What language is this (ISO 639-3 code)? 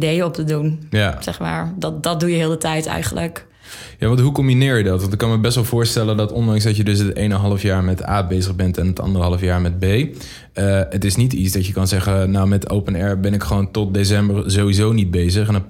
nld